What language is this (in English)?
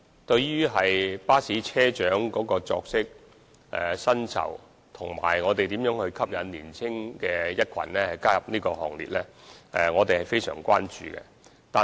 Cantonese